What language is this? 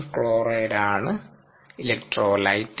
Malayalam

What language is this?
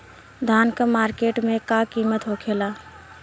Bhojpuri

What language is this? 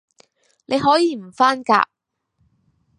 Cantonese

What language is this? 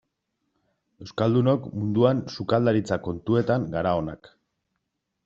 Basque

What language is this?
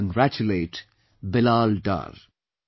English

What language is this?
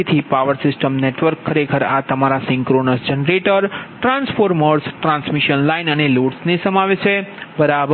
Gujarati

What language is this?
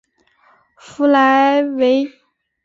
Chinese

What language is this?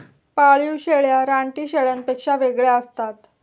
Marathi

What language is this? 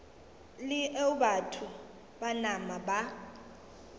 Northern Sotho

